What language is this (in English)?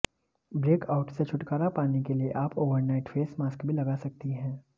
Hindi